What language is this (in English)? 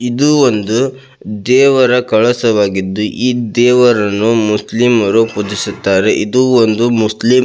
Kannada